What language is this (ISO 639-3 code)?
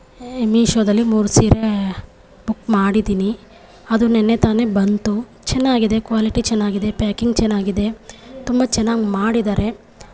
kan